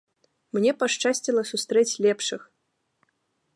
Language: Belarusian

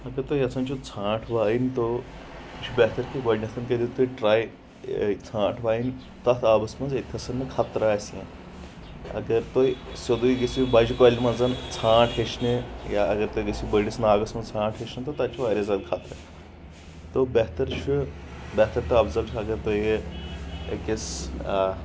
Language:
Kashmiri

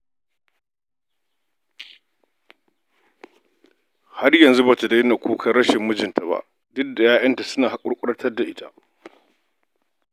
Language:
Hausa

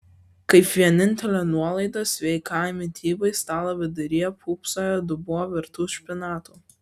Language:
Lithuanian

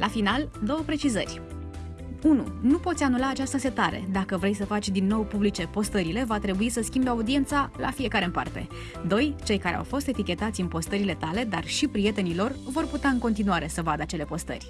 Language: Romanian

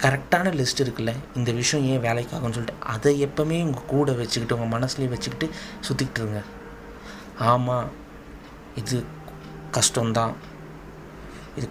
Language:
Tamil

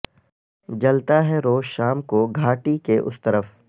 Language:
Urdu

